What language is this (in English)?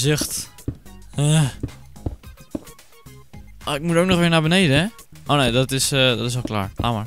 Dutch